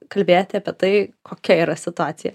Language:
Lithuanian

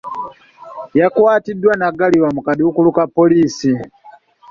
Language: Ganda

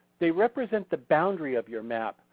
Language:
English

